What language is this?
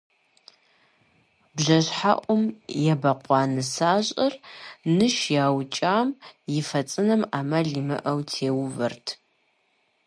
Kabardian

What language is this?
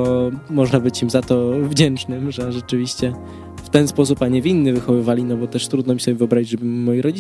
Polish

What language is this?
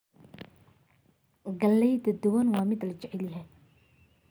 Somali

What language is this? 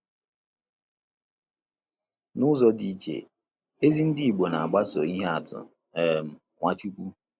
Igbo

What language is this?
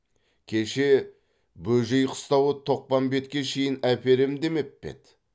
Kazakh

